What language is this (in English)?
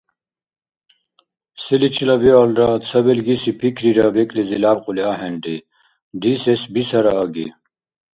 Dargwa